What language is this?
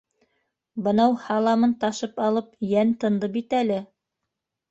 Bashkir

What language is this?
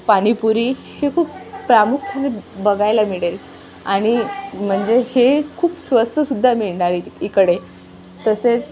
Marathi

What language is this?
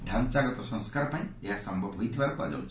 Odia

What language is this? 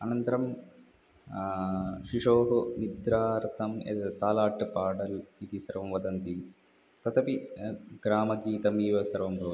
Sanskrit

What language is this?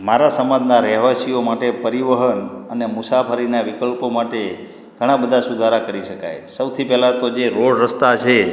Gujarati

